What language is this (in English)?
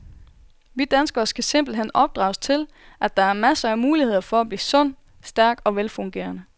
Danish